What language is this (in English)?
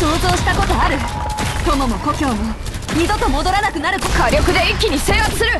Japanese